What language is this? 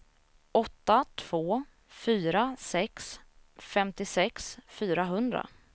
Swedish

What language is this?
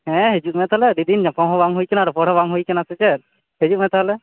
Santali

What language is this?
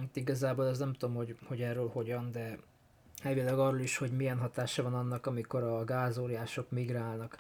Hungarian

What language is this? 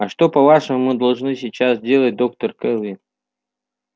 Russian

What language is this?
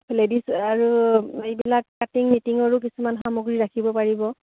Assamese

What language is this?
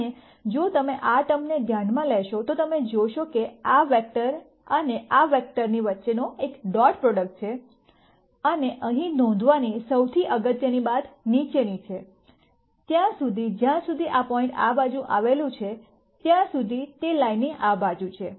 Gujarati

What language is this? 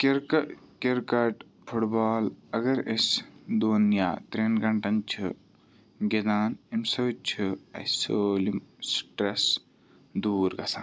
Kashmiri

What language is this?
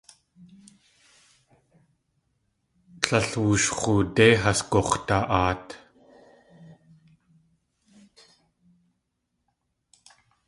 Tlingit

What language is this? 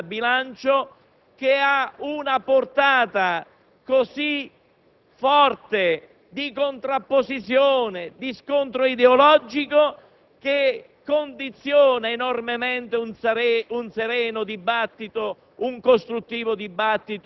Italian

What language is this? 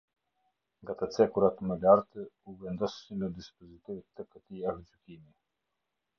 Albanian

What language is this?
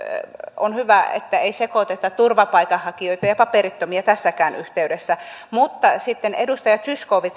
Finnish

